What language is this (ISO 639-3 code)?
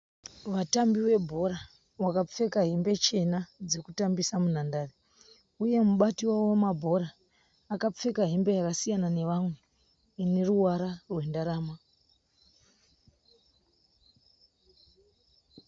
sna